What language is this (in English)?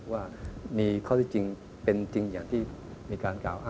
Thai